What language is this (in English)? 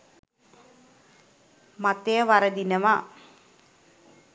Sinhala